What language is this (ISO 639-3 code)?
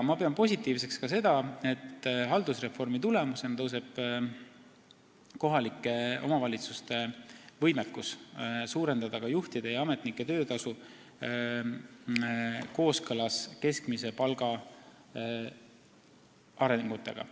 est